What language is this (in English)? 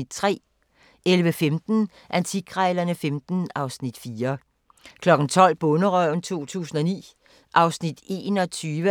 Danish